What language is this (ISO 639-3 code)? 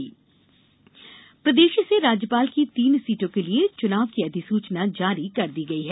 hin